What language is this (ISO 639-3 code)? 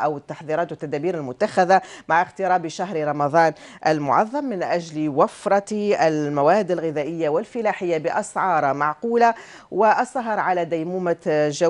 ara